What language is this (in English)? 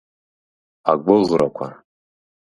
Abkhazian